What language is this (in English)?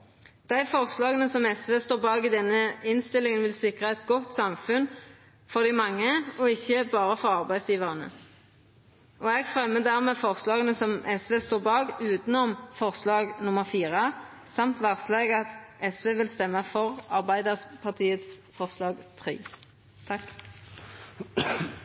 Norwegian Nynorsk